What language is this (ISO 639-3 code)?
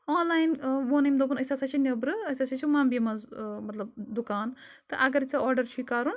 kas